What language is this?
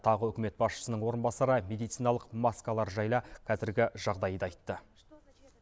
Kazakh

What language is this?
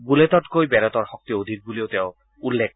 Assamese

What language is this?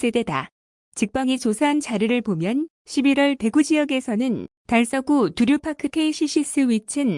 Korean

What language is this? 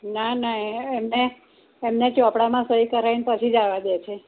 Gujarati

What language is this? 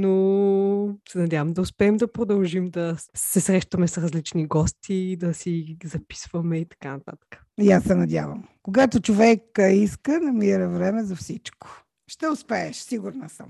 Bulgarian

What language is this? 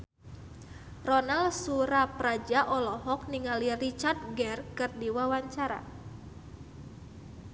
Sundanese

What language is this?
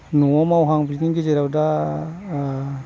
Bodo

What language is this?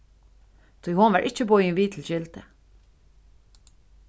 Faroese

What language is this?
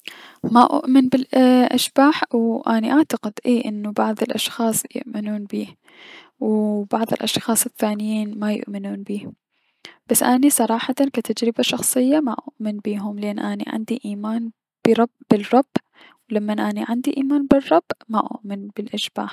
Mesopotamian Arabic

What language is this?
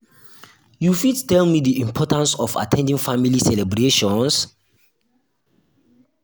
Nigerian Pidgin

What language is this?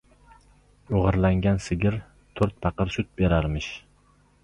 Uzbek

